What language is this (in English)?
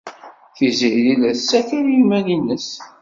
Kabyle